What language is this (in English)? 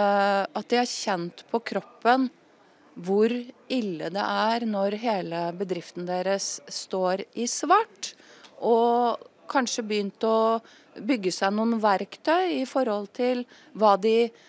Norwegian